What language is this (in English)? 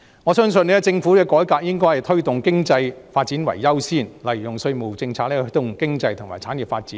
Cantonese